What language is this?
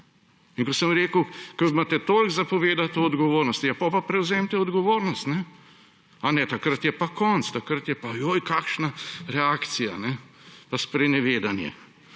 Slovenian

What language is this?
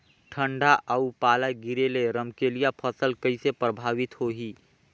Chhattisgarhi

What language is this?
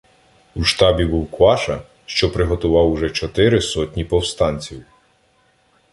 Ukrainian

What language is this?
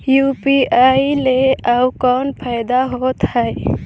Chhattisgarhi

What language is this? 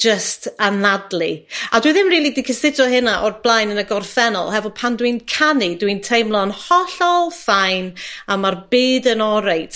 Welsh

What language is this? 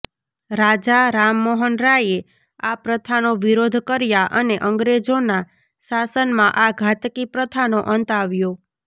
Gujarati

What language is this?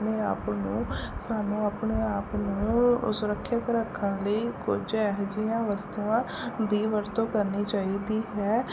Punjabi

